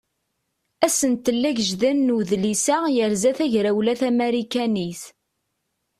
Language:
Kabyle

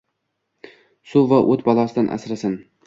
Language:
Uzbek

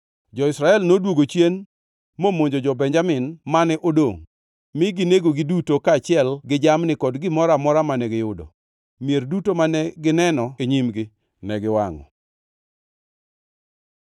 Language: Luo (Kenya and Tanzania)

